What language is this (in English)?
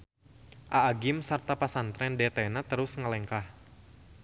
Sundanese